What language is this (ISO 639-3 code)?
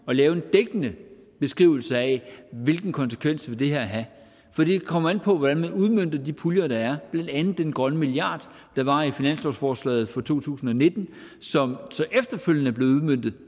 dan